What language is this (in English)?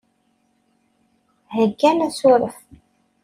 Kabyle